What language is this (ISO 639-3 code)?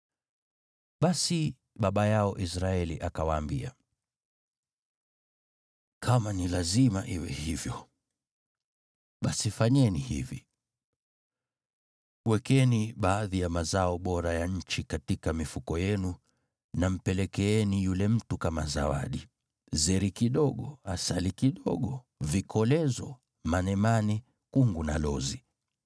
swa